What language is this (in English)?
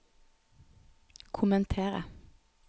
Norwegian